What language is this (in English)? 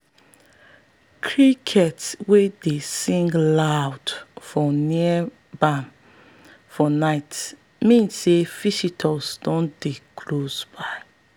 Nigerian Pidgin